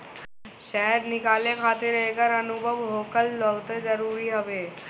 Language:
Bhojpuri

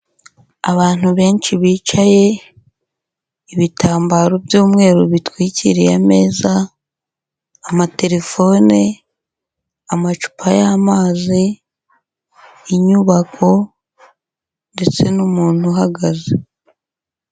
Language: Kinyarwanda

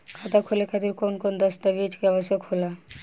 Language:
Bhojpuri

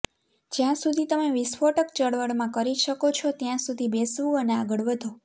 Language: Gujarati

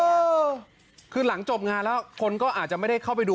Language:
Thai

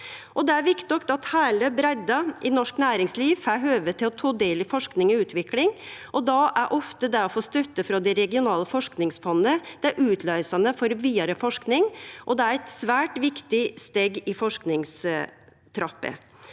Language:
Norwegian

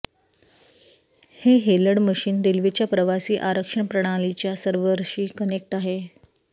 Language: Marathi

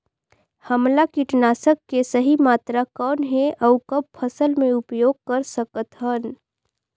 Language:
Chhattisgarhi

